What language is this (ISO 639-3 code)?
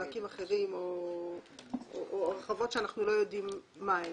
heb